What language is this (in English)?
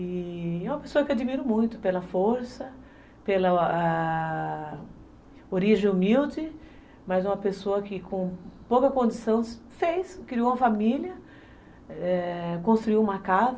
Portuguese